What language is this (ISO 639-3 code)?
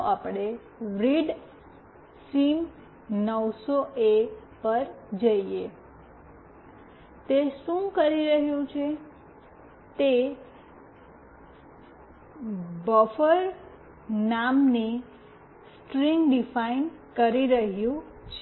guj